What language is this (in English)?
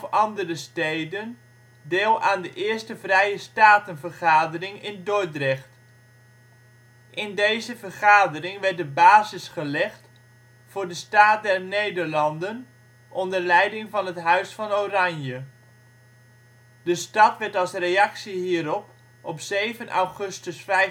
Dutch